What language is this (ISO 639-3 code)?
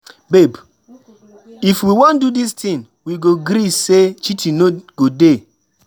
pcm